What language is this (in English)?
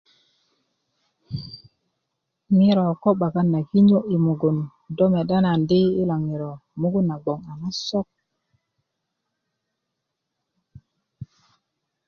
Kuku